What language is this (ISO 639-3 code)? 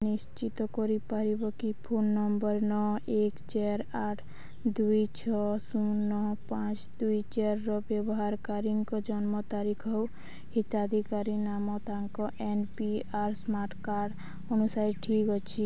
ori